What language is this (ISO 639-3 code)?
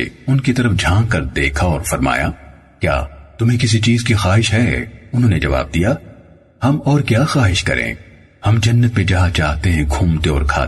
hin